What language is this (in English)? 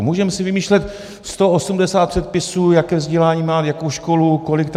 Czech